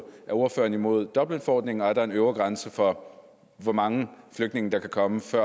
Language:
Danish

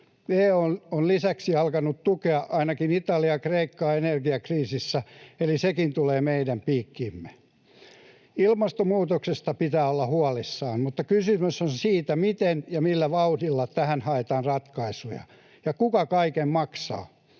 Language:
Finnish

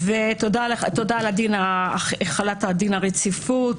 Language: Hebrew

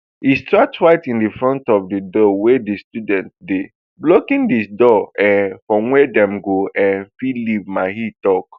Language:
Nigerian Pidgin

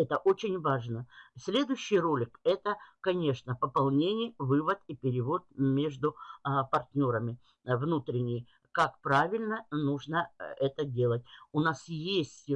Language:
Russian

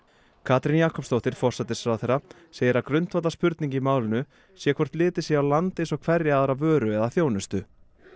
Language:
Icelandic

